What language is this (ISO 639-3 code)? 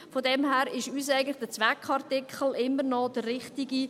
gsw